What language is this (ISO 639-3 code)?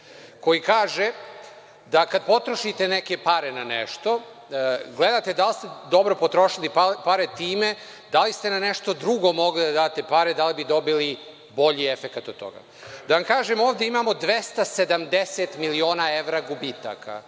srp